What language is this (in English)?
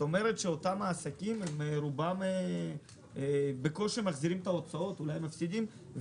Hebrew